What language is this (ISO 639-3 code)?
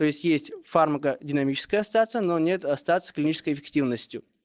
rus